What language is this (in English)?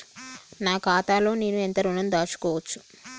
Telugu